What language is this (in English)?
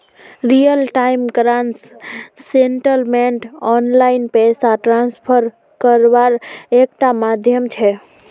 Magahi